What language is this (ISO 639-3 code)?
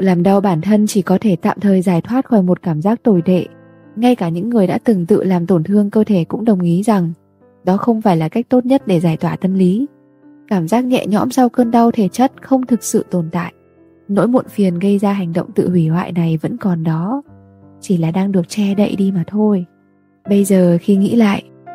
vie